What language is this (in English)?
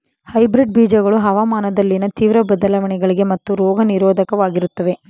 Kannada